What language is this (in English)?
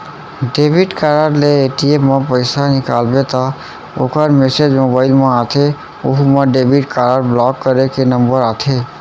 Chhattisgarhi